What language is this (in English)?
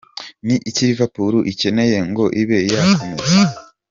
Kinyarwanda